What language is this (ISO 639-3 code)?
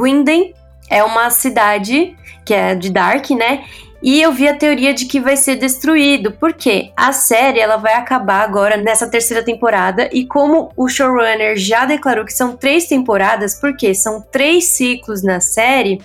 por